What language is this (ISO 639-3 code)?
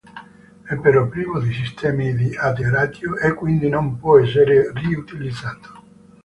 ita